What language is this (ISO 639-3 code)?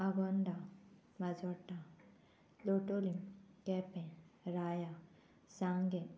kok